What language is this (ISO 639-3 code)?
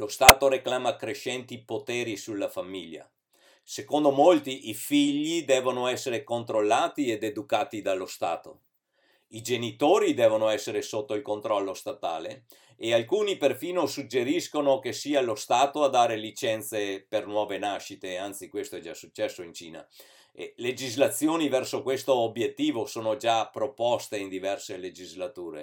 ita